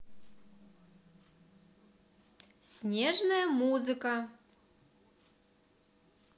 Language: Russian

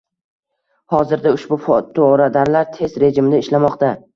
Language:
Uzbek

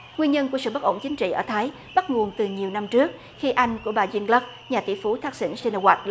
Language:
Vietnamese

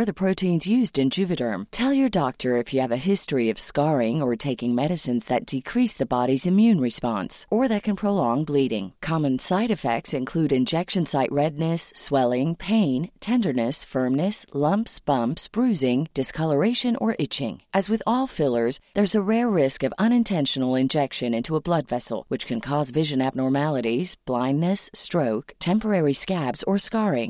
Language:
Filipino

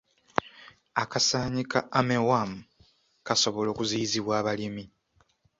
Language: Ganda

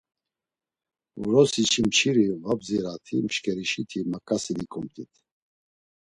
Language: Laz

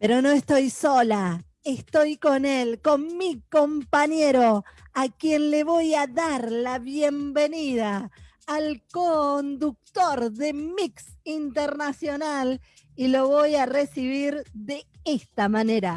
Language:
Spanish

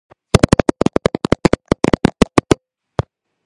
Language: Georgian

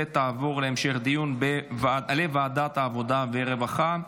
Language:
Hebrew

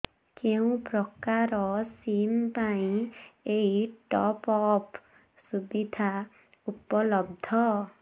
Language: Odia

